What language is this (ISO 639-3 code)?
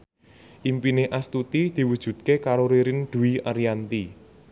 jav